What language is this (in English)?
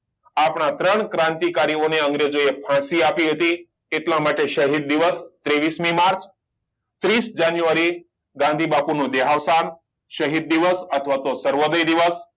Gujarati